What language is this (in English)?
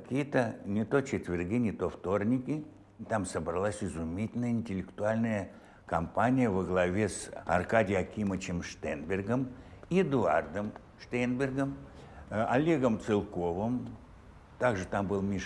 Russian